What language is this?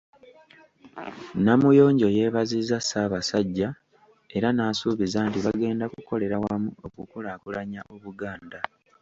Ganda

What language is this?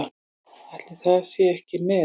Icelandic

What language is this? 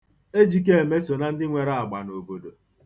Igbo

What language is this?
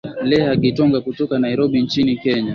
Swahili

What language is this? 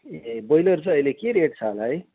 Nepali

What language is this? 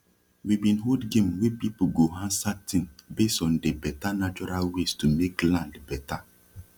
Nigerian Pidgin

